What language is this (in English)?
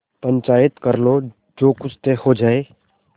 Hindi